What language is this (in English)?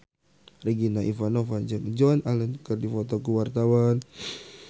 Sundanese